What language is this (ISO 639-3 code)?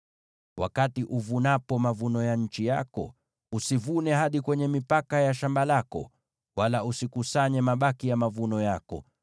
swa